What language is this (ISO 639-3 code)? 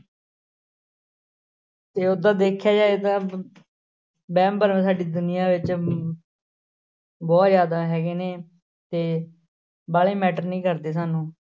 pan